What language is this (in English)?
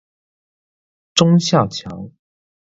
Chinese